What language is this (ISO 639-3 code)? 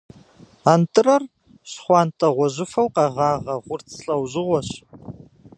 kbd